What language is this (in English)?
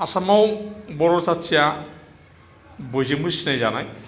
Bodo